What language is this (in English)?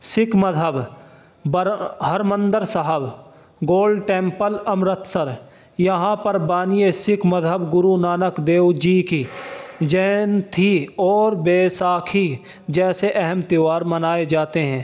Urdu